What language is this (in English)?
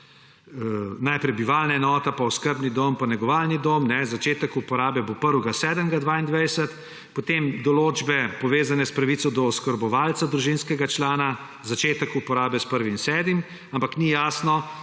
Slovenian